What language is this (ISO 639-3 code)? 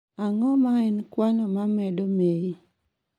luo